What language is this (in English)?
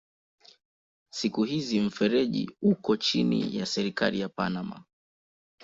Swahili